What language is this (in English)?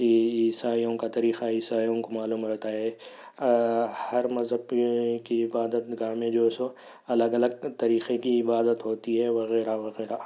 Urdu